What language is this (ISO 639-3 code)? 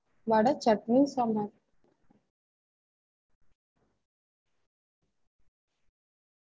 tam